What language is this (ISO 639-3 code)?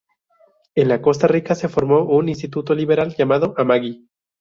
spa